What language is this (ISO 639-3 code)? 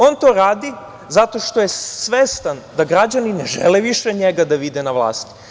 srp